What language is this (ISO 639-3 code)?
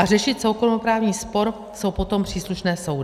ces